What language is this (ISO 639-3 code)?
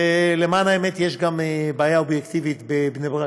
heb